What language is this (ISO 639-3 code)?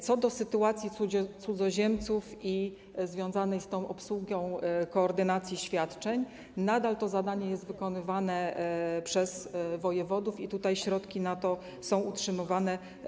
pol